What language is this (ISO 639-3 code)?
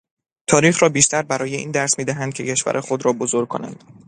fas